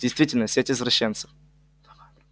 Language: Russian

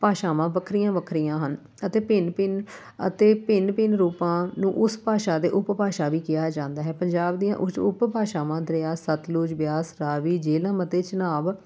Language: Punjabi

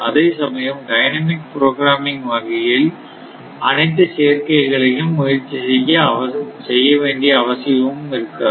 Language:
Tamil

